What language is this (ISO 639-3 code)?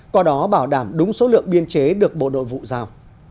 vie